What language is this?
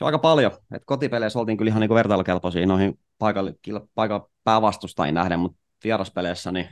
Finnish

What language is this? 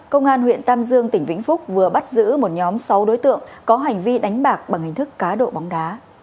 Vietnamese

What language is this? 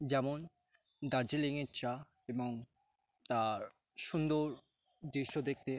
Bangla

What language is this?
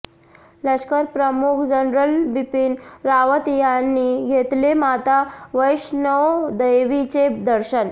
Marathi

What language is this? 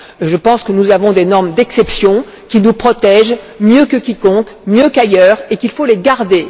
French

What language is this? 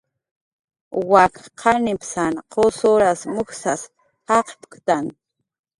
Jaqaru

